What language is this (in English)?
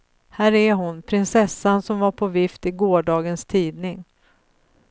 Swedish